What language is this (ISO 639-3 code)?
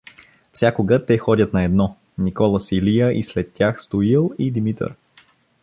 bul